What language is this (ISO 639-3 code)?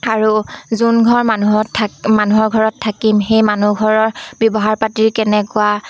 asm